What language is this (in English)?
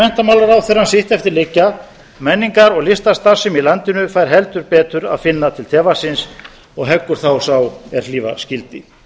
Icelandic